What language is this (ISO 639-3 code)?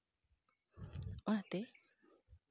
sat